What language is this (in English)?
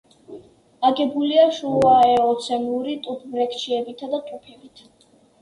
Georgian